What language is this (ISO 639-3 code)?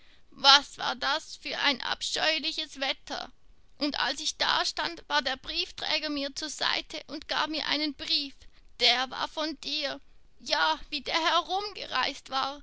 deu